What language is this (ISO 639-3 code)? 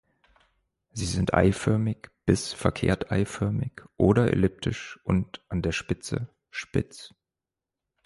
deu